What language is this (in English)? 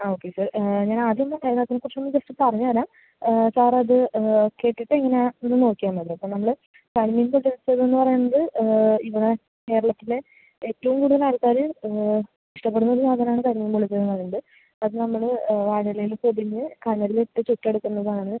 Malayalam